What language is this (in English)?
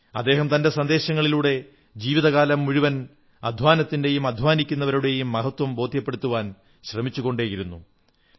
Malayalam